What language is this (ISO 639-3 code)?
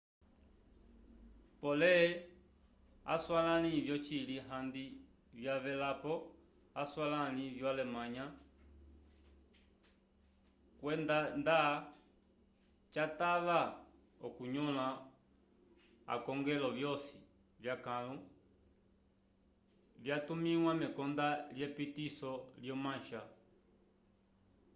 umb